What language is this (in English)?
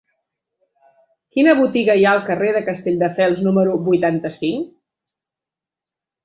Catalan